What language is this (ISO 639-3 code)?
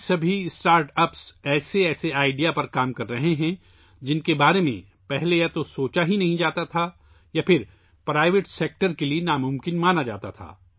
urd